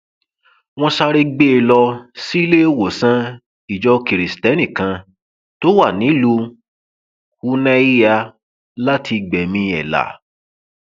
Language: Yoruba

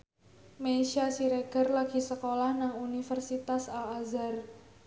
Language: Javanese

